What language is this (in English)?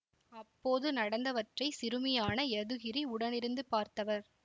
Tamil